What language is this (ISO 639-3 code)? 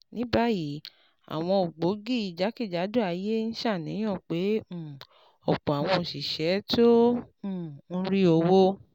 yor